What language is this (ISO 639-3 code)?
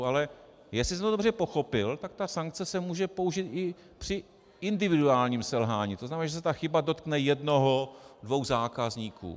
ces